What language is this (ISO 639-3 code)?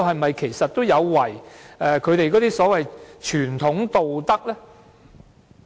yue